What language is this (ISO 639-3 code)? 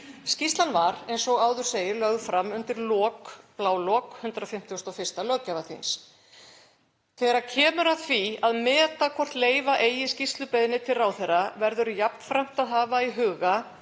isl